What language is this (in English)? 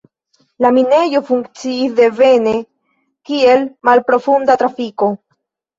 Esperanto